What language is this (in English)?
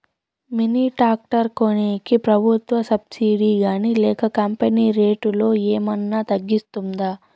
Telugu